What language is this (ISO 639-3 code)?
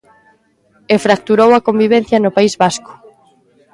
glg